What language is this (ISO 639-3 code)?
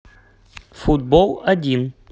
rus